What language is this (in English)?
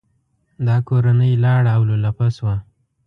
Pashto